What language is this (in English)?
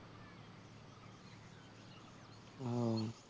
Bangla